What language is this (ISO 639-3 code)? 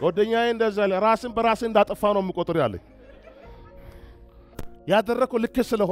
ara